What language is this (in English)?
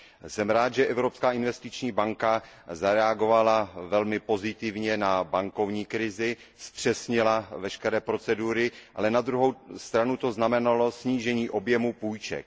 Czech